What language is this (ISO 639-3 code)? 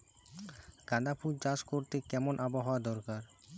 ben